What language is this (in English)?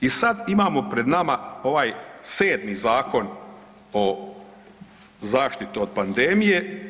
Croatian